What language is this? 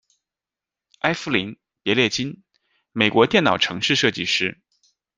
Chinese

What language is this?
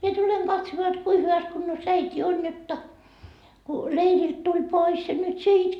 Finnish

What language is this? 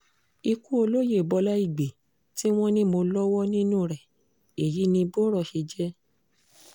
Yoruba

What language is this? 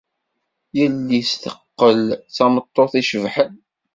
Kabyle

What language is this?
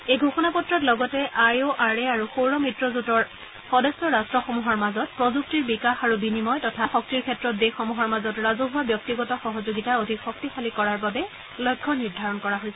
Assamese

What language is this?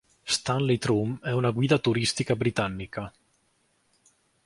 Italian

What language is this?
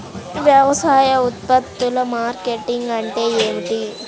Telugu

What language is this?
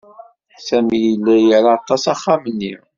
Kabyle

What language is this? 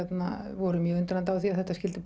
Icelandic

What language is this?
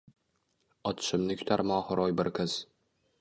Uzbek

